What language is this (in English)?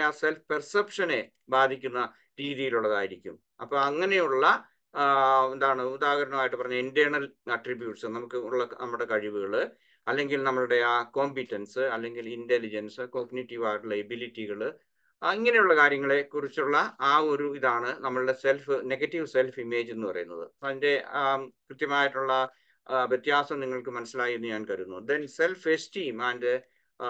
Malayalam